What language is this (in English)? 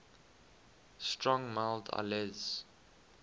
English